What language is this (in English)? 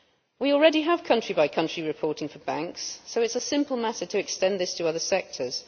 English